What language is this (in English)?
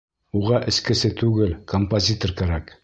Bashkir